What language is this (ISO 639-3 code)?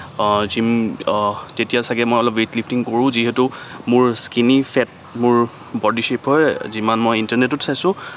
asm